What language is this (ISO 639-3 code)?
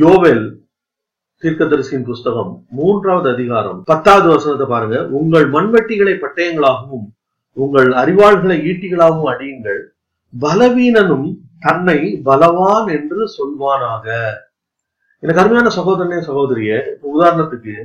tam